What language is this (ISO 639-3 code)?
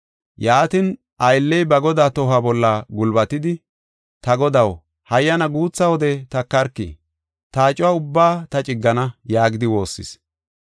gof